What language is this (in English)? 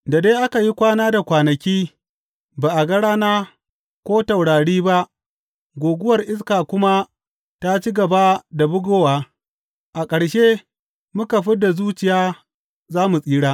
Hausa